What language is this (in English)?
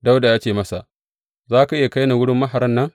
Hausa